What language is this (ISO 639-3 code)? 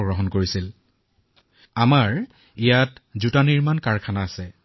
asm